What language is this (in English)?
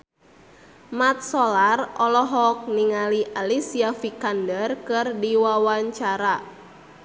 Sundanese